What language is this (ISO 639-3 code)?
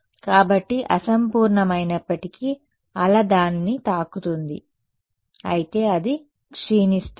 tel